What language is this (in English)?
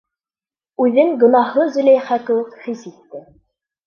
Bashkir